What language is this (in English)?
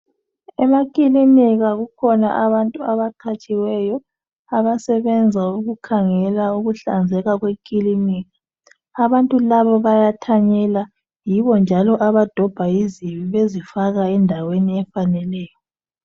North Ndebele